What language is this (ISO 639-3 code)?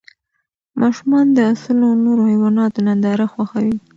pus